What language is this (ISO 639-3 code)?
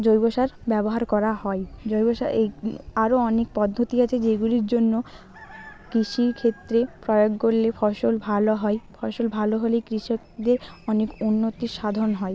ben